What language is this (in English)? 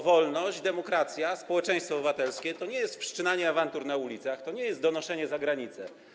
Polish